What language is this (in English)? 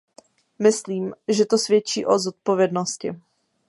Czech